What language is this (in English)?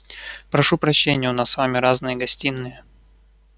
Russian